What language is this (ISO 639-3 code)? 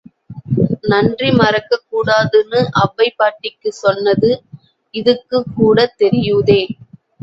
tam